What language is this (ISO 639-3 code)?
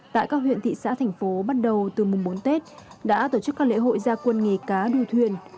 vie